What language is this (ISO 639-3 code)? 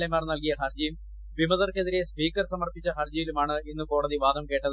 mal